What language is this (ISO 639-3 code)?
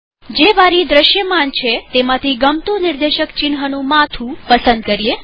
guj